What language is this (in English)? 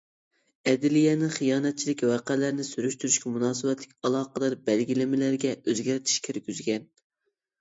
Uyghur